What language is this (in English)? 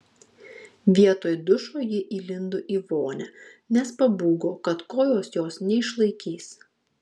Lithuanian